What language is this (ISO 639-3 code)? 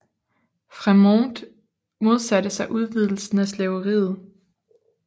dan